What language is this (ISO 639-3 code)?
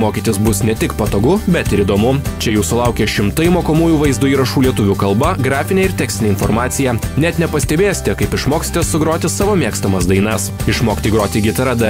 ron